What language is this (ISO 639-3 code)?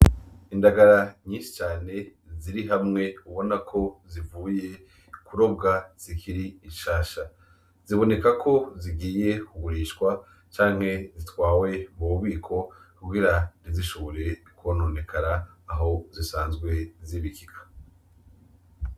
run